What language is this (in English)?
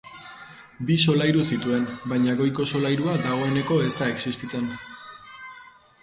Basque